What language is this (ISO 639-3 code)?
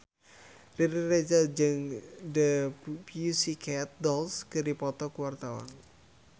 sun